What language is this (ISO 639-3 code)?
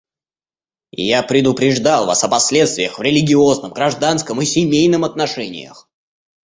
rus